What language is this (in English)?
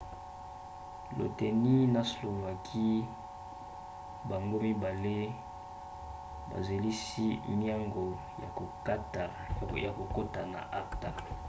Lingala